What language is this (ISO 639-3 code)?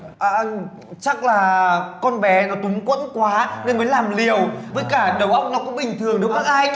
vie